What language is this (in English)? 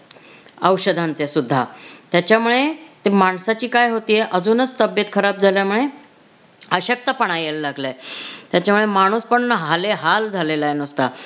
Marathi